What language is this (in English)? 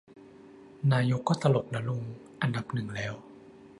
Thai